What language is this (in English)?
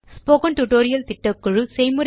Tamil